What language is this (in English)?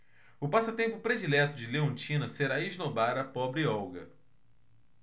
Portuguese